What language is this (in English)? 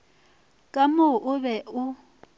Northern Sotho